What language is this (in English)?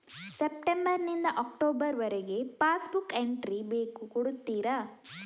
Kannada